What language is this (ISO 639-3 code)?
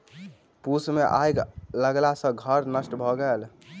mai